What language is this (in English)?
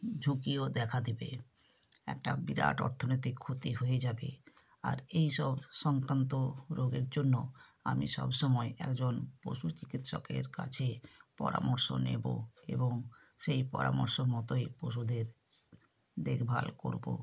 Bangla